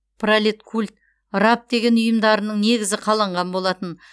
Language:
Kazakh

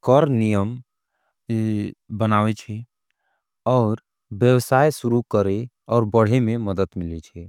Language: Angika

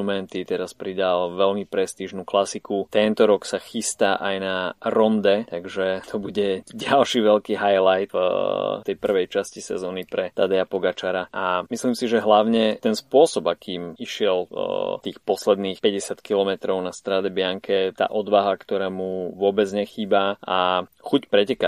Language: Slovak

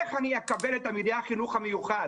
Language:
Hebrew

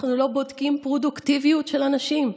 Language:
Hebrew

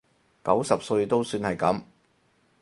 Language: Cantonese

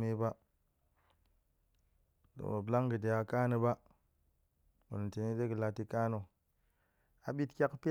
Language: Goemai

